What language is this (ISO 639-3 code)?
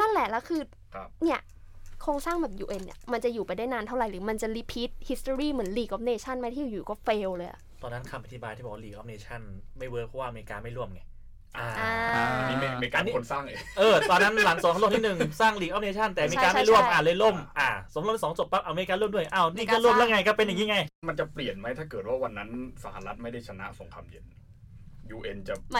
tha